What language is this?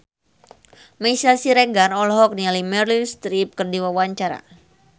Sundanese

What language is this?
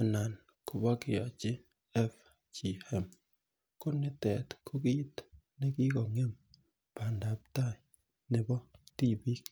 Kalenjin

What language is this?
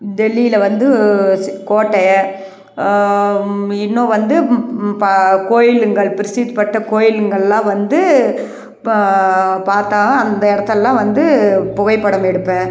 Tamil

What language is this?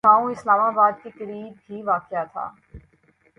Urdu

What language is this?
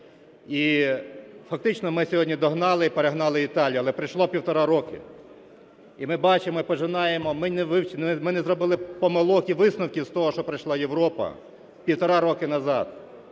Ukrainian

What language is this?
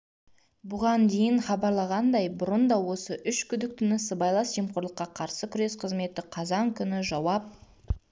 Kazakh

